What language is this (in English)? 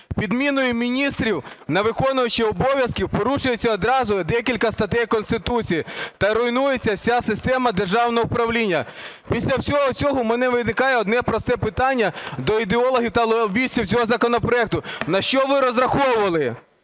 Ukrainian